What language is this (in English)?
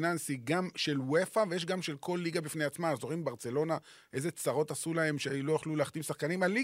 Hebrew